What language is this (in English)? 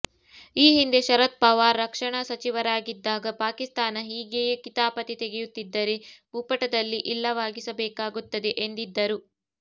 Kannada